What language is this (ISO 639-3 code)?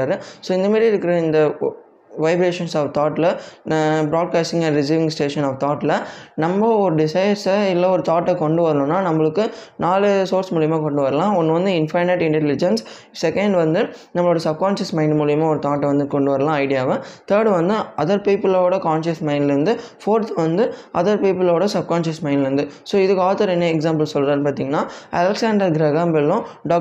tam